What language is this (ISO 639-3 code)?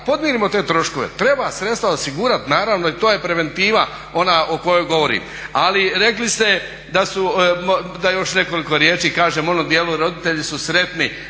hrv